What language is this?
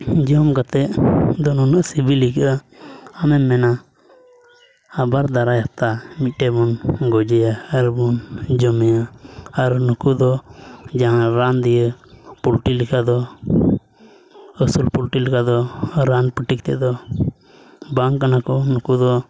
Santali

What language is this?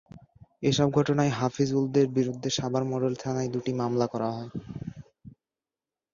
Bangla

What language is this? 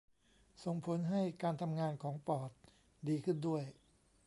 Thai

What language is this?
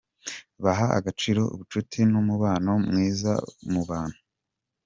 Kinyarwanda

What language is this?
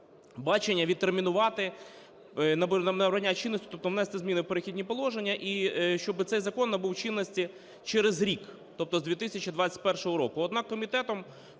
Ukrainian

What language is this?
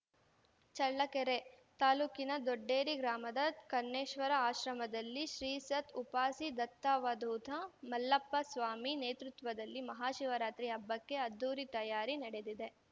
Kannada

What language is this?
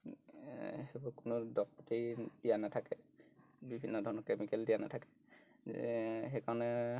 Assamese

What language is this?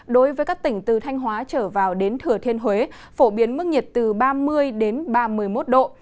Vietnamese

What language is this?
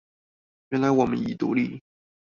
Chinese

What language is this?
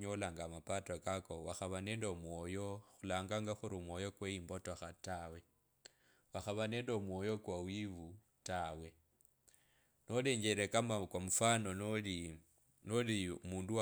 Kabras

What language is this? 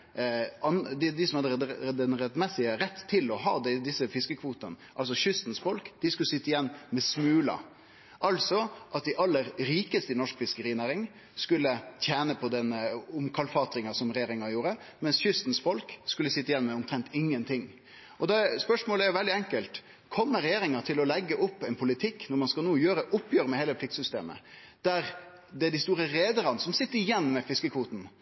Norwegian Nynorsk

